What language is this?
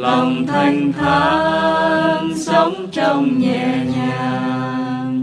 Vietnamese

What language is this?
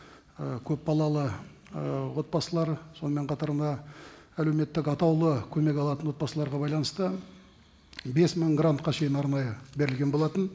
Kazakh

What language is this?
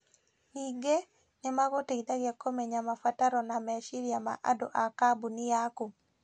Kikuyu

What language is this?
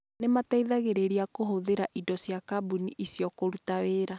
Kikuyu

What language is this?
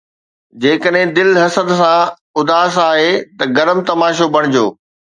Sindhi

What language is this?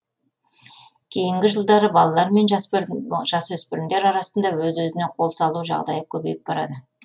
Kazakh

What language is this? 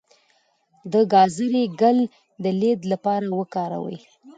Pashto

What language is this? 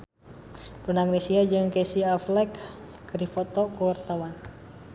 Sundanese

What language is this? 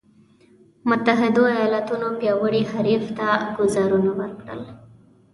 Pashto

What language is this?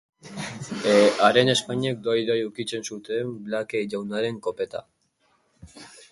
Basque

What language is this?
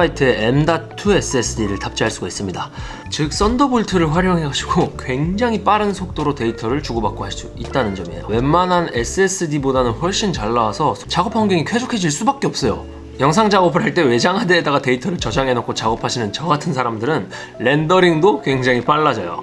Korean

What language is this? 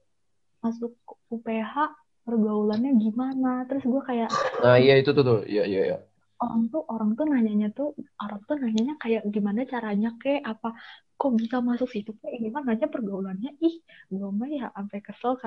Indonesian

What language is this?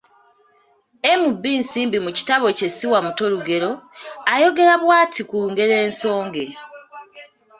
Ganda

